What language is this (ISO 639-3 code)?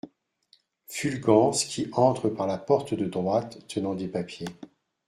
fra